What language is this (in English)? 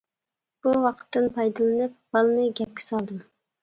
Uyghur